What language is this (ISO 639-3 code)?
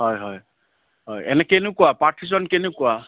asm